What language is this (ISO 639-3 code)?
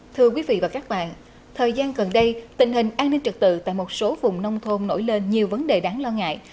vie